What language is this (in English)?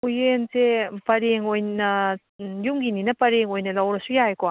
Manipuri